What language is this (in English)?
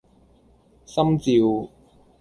Cantonese